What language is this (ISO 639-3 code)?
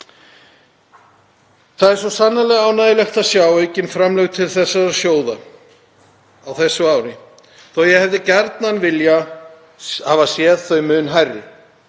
isl